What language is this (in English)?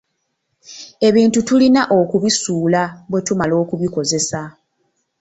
Ganda